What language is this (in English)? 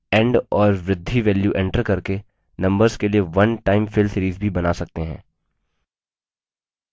Hindi